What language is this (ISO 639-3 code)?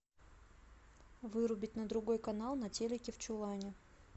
rus